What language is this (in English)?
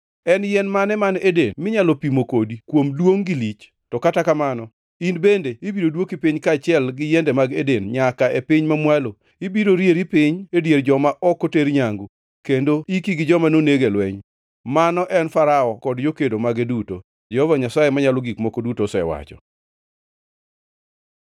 Luo (Kenya and Tanzania)